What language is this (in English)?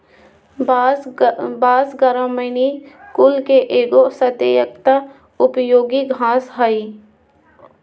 Magahi